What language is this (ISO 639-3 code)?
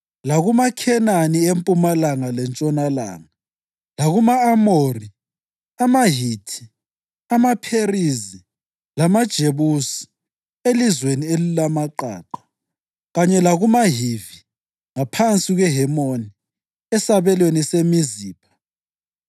nde